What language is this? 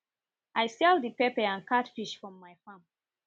Nigerian Pidgin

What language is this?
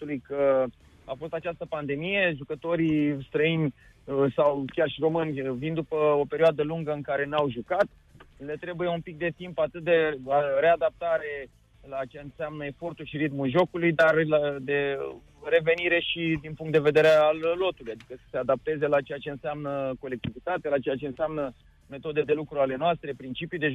Romanian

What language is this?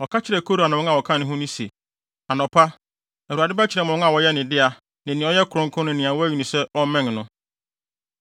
Akan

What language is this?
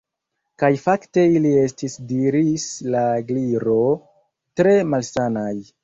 Esperanto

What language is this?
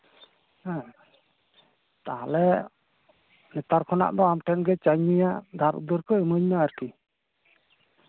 Santali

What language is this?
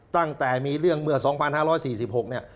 Thai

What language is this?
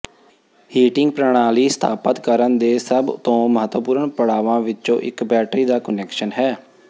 Punjabi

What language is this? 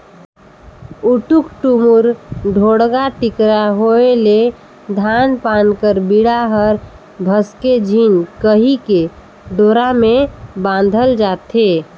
Chhattisgarhi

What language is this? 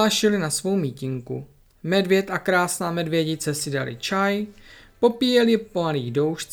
Czech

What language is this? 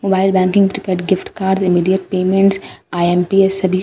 Hindi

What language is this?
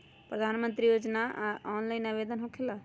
Magahi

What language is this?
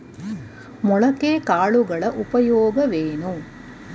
Kannada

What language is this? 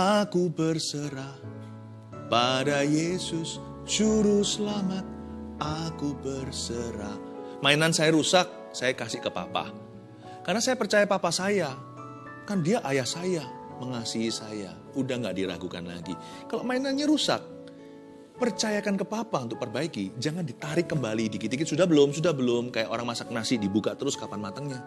Indonesian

